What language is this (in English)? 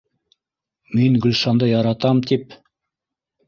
Bashkir